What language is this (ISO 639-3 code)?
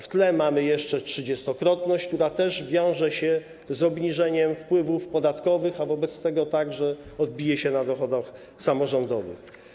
pol